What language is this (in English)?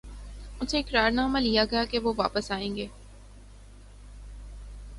Urdu